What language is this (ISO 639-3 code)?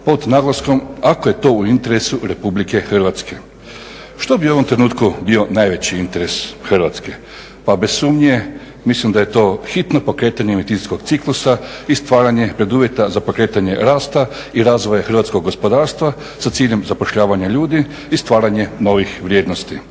hrv